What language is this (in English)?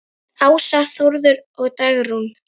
Icelandic